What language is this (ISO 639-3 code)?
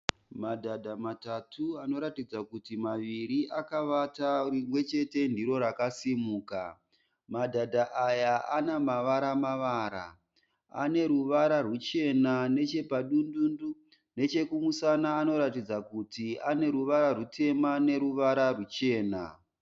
sna